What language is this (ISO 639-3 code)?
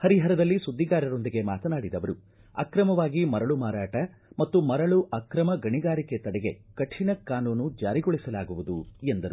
kan